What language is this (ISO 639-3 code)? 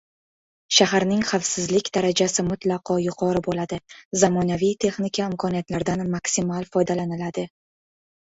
uzb